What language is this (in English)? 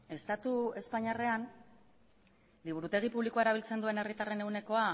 Basque